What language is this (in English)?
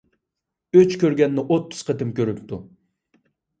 Uyghur